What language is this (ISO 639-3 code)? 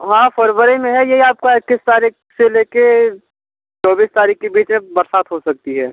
hin